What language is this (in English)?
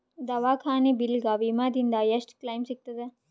Kannada